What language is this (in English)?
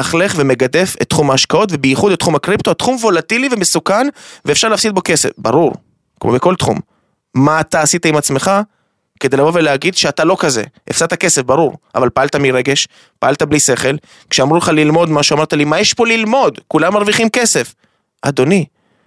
Hebrew